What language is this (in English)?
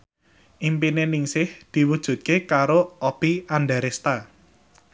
Javanese